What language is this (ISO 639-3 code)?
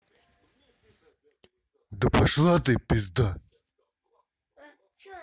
rus